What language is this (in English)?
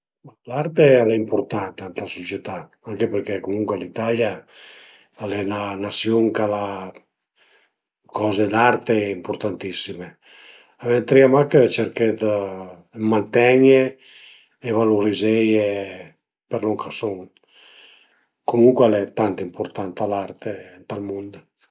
Piedmontese